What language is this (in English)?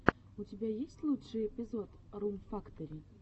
Russian